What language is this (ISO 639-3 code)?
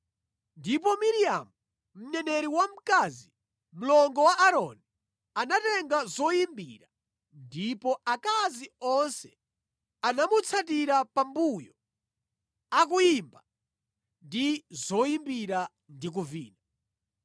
nya